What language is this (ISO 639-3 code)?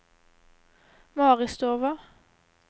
nor